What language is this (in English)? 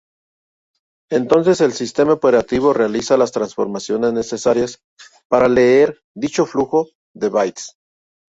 Spanish